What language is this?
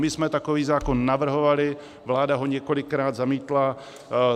Czech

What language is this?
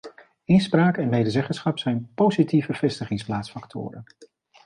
Dutch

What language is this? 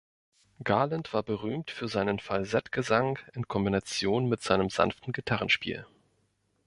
German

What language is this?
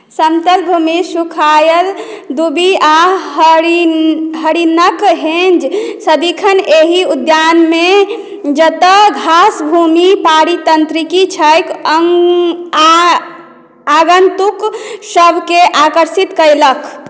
Maithili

